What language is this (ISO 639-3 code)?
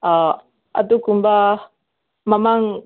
mni